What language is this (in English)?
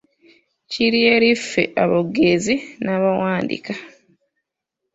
Ganda